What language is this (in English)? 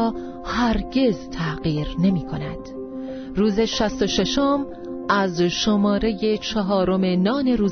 Persian